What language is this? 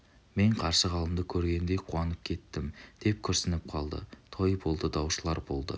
Kazakh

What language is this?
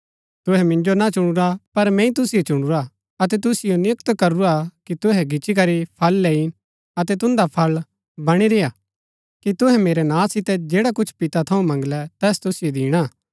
Gaddi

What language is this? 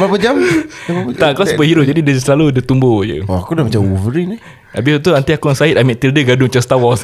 Malay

